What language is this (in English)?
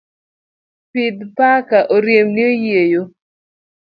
Luo (Kenya and Tanzania)